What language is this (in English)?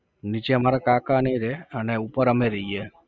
Gujarati